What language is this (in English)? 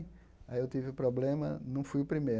Portuguese